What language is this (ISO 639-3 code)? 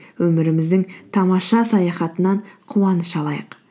kaz